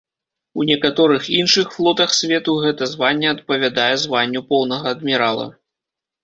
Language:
Belarusian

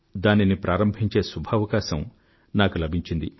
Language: Telugu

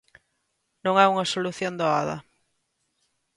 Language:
Galician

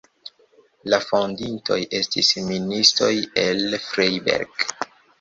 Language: Esperanto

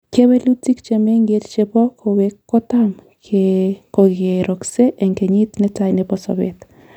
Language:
Kalenjin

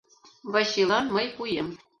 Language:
Mari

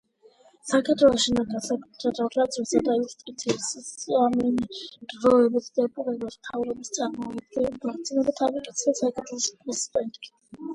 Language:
Georgian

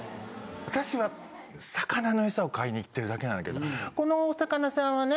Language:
Japanese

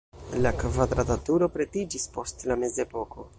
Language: Esperanto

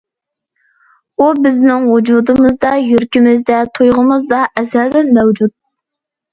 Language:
Uyghur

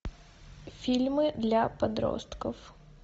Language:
Russian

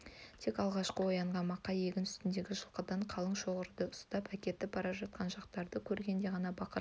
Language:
Kazakh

